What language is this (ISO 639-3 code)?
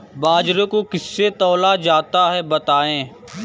hin